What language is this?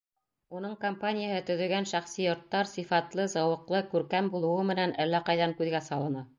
Bashkir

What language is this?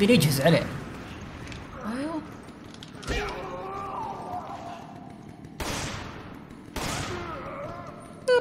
Arabic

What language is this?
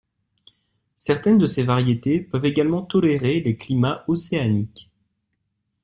French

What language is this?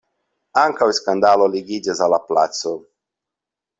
Esperanto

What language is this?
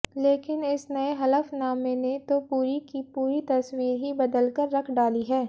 Hindi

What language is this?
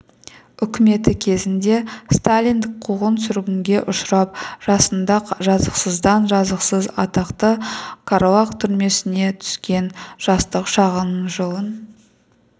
Kazakh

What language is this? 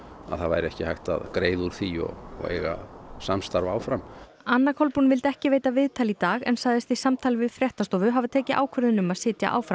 Icelandic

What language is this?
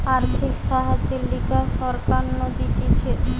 Bangla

